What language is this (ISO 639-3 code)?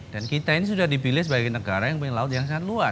ind